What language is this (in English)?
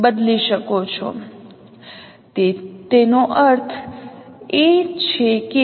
Gujarati